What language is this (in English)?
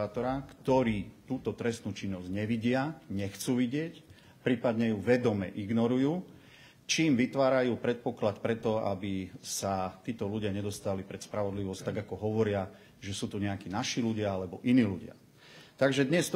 Slovak